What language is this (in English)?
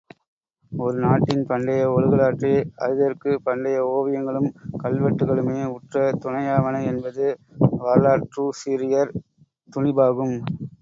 Tamil